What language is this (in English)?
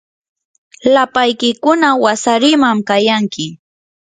Yanahuanca Pasco Quechua